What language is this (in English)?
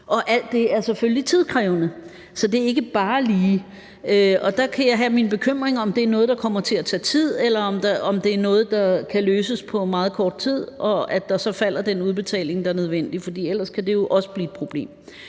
Danish